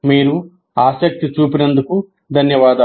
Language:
Telugu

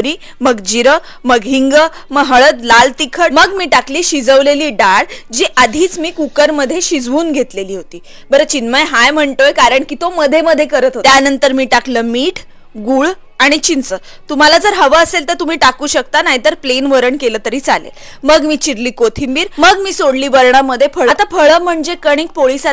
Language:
Marathi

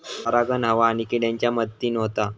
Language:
Marathi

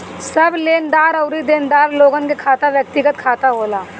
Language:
Bhojpuri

